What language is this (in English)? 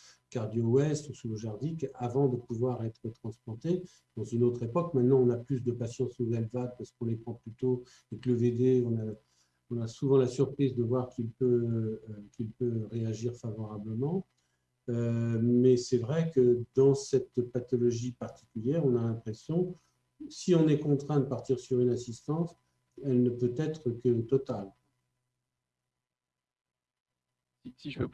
French